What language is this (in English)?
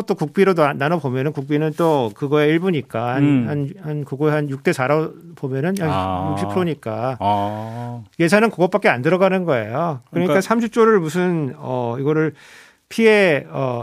Korean